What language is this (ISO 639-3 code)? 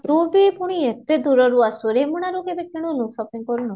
ori